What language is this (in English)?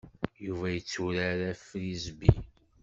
Kabyle